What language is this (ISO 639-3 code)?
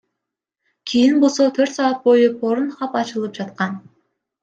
kir